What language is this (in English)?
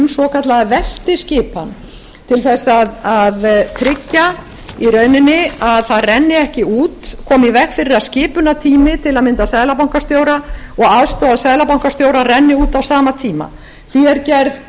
Icelandic